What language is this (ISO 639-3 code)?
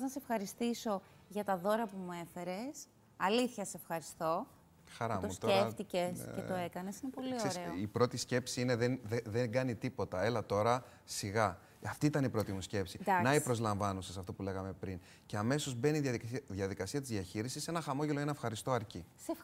ell